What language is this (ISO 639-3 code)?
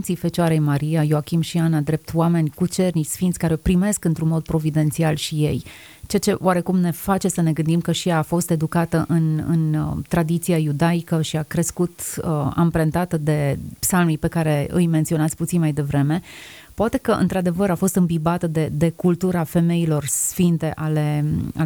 ron